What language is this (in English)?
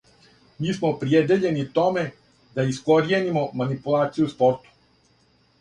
Serbian